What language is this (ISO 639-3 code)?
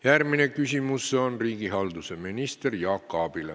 est